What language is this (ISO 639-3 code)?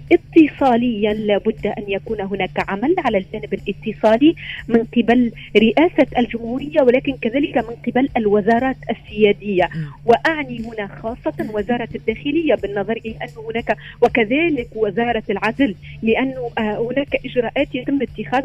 ara